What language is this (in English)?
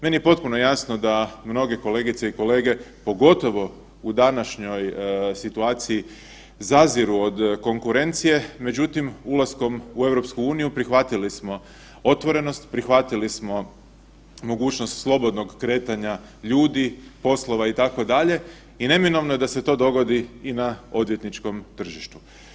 Croatian